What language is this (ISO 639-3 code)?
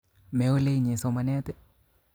kln